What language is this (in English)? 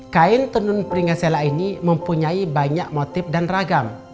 Indonesian